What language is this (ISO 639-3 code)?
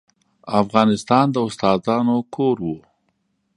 pus